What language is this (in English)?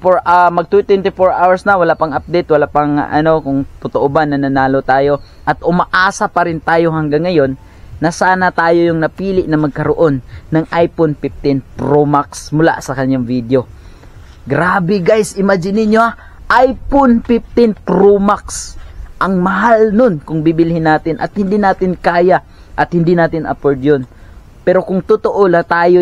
Filipino